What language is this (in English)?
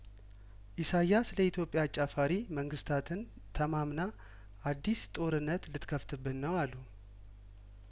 Amharic